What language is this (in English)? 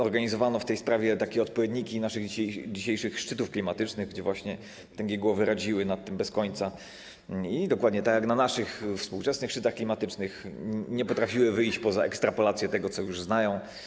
Polish